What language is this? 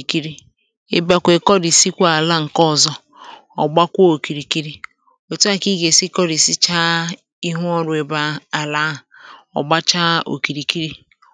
Igbo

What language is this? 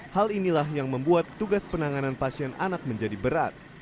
Indonesian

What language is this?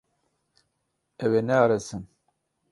Kurdish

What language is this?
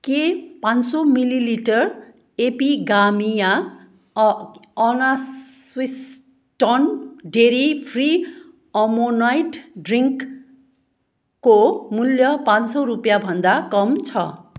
Nepali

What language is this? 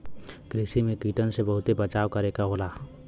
Bhojpuri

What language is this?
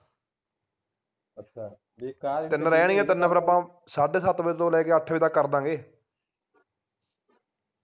Punjabi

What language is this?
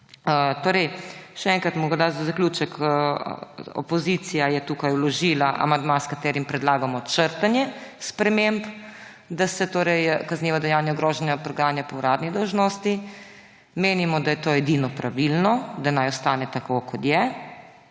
Slovenian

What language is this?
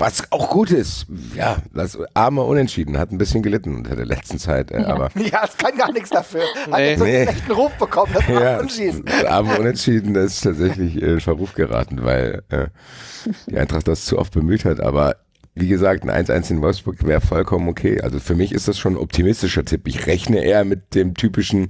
German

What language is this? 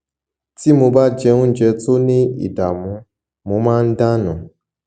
Yoruba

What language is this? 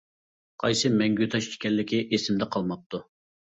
Uyghur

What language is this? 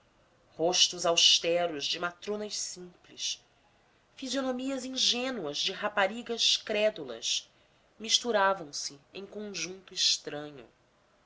Portuguese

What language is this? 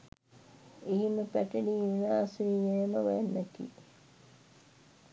Sinhala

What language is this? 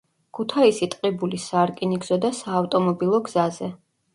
Georgian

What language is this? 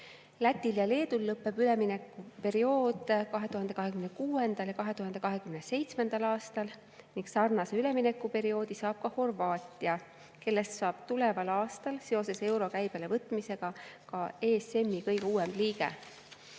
Estonian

